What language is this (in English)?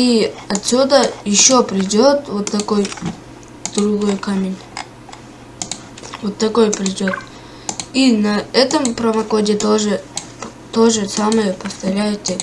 Russian